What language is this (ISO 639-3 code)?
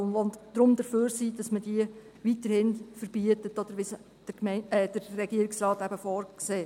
gsw